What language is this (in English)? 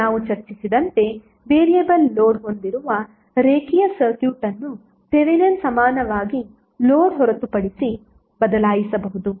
Kannada